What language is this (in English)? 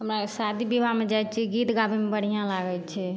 Maithili